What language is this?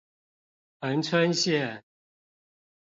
Chinese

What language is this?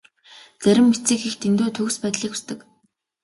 Mongolian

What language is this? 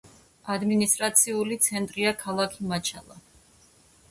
Georgian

